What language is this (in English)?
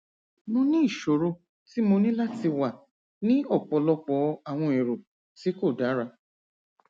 Yoruba